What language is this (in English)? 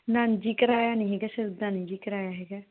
Punjabi